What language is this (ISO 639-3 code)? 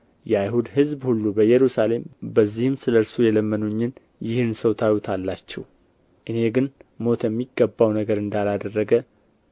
amh